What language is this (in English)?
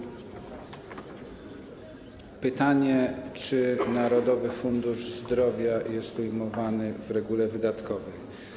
Polish